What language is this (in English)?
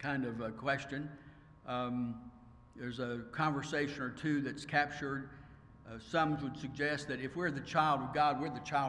English